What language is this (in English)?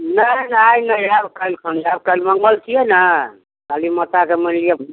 Maithili